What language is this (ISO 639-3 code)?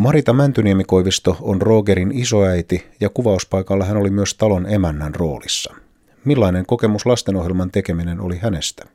fin